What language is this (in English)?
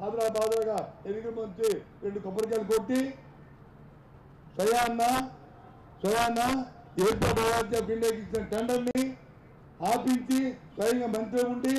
Telugu